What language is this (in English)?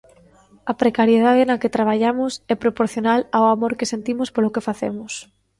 Galician